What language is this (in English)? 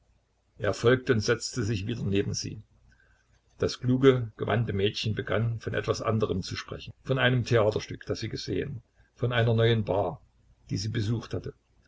German